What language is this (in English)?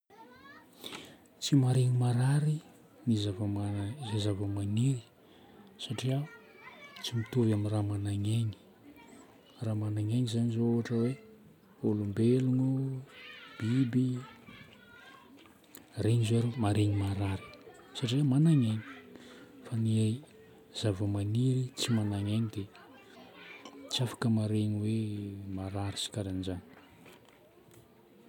Northern Betsimisaraka Malagasy